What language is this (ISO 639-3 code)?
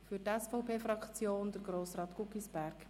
gsw